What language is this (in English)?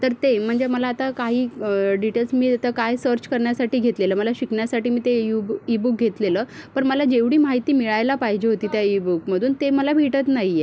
Marathi